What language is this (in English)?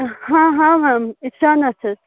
Kashmiri